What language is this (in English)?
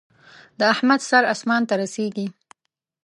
Pashto